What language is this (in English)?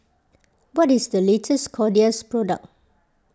English